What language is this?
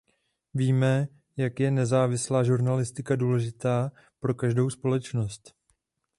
Czech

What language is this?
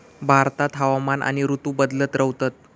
Marathi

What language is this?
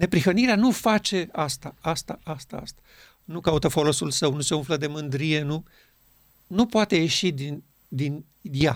Romanian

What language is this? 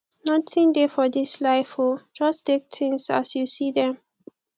Nigerian Pidgin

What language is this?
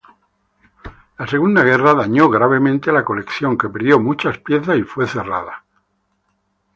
Spanish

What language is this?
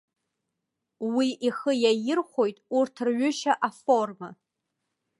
Abkhazian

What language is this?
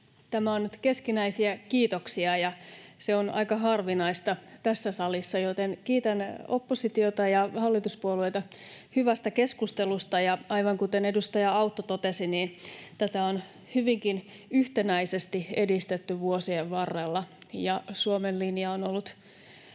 Finnish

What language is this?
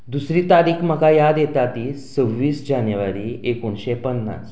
Konkani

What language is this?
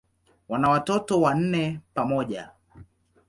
Swahili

